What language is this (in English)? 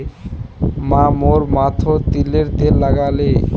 Magahi